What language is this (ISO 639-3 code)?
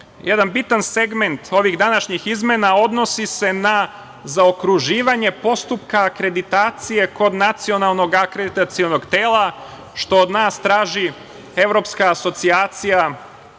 srp